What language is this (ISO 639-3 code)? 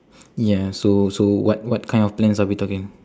eng